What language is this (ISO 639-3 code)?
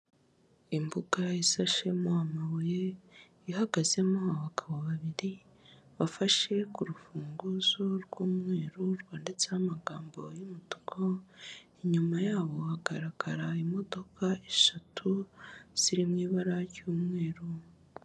kin